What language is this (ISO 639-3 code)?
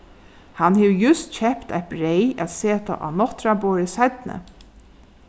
fao